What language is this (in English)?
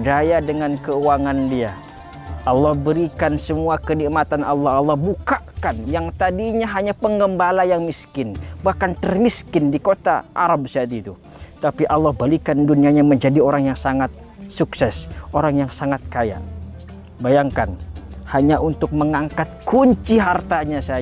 Indonesian